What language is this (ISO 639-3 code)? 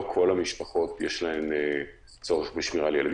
heb